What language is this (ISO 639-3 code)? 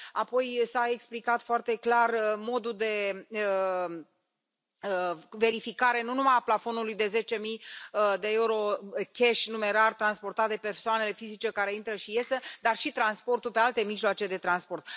ron